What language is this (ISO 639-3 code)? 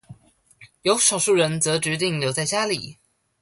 zho